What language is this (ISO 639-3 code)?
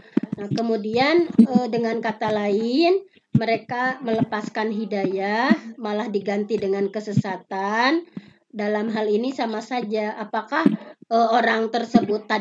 ind